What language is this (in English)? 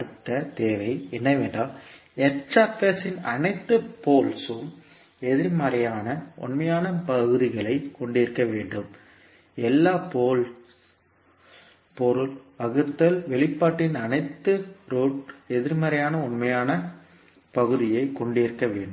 Tamil